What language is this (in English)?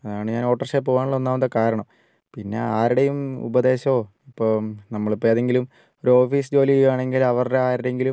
Malayalam